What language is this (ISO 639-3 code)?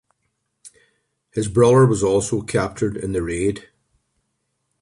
eng